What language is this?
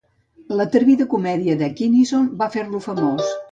Catalan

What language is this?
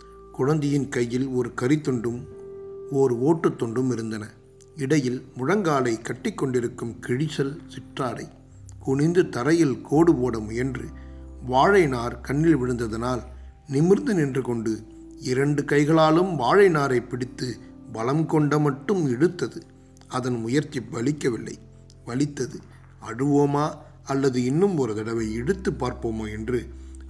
Tamil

